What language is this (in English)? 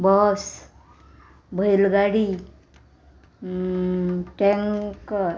Konkani